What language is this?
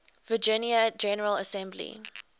English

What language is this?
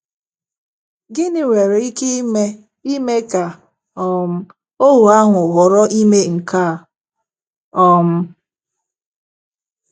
Igbo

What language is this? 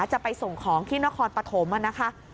Thai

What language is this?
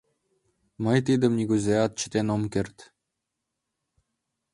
Mari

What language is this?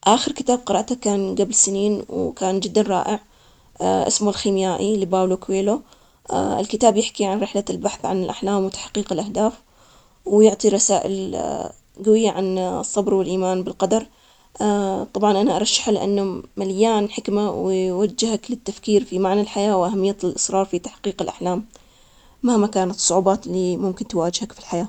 Omani Arabic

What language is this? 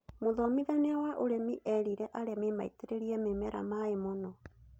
Kikuyu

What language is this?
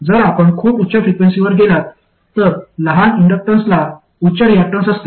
Marathi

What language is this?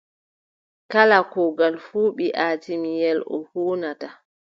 Adamawa Fulfulde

